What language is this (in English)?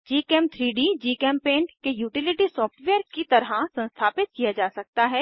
Hindi